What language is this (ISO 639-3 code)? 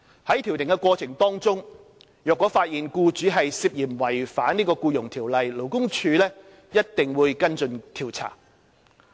yue